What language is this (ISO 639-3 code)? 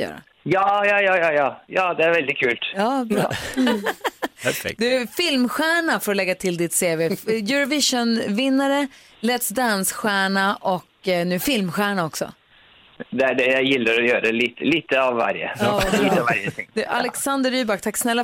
swe